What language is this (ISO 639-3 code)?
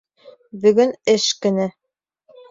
bak